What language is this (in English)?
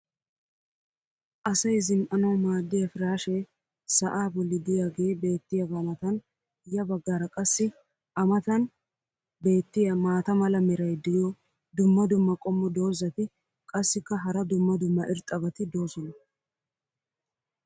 Wolaytta